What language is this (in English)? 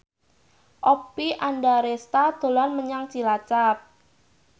Javanese